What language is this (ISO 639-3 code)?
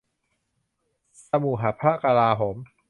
tha